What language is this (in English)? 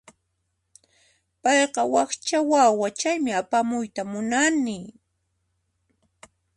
Puno Quechua